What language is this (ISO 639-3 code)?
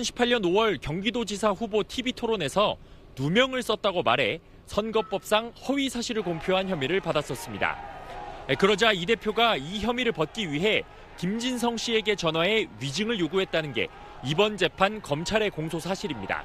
kor